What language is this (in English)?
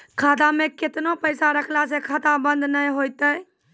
Maithili